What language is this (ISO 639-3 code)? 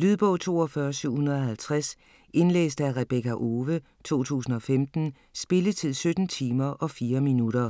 dan